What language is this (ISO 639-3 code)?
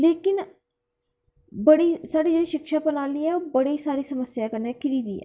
doi